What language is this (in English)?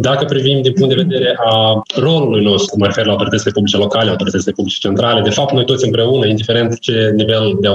Romanian